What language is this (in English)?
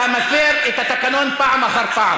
Hebrew